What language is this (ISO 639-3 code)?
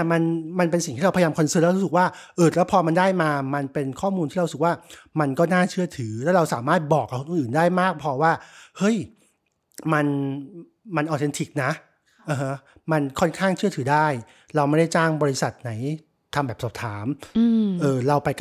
tha